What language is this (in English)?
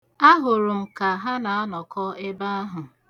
Igbo